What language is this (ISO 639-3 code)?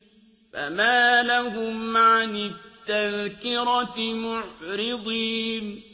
ara